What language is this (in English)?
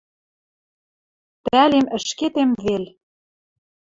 Western Mari